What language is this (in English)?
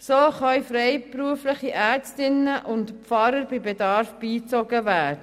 Swiss German